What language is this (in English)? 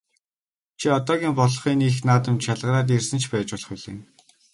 Mongolian